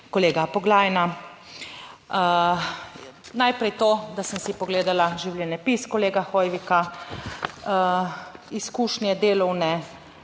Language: Slovenian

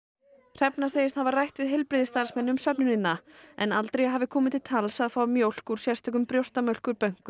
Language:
Icelandic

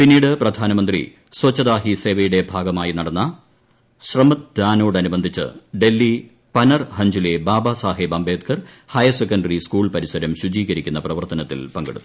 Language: Malayalam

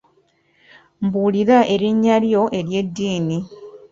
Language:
Ganda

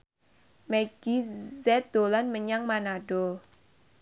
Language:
Javanese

